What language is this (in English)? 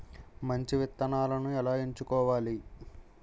Telugu